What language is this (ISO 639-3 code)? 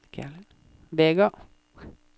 nor